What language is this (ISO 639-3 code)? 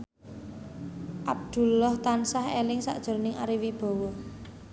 jav